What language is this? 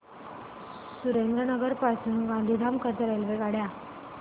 Marathi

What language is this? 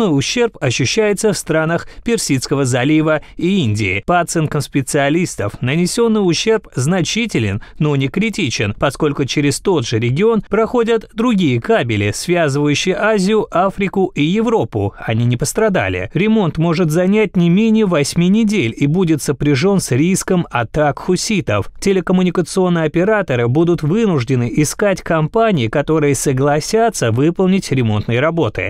Russian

